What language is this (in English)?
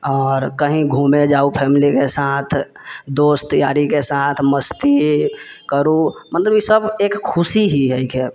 Maithili